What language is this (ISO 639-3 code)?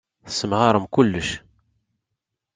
kab